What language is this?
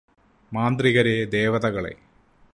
Malayalam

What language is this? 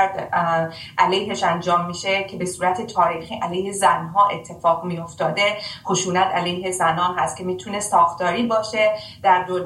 Persian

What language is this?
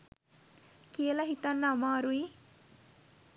Sinhala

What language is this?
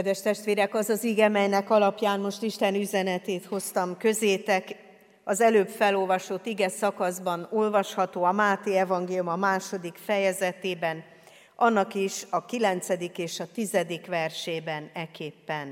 Hungarian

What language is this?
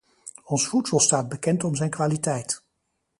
Dutch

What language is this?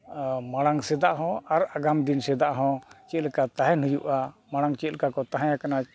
Santali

